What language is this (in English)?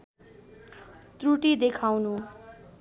Nepali